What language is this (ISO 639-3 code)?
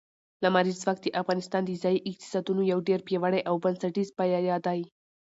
pus